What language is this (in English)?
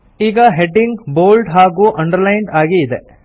Kannada